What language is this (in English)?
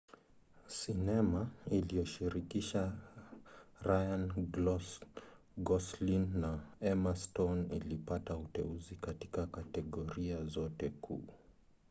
Swahili